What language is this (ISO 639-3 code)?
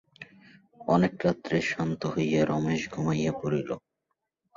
ben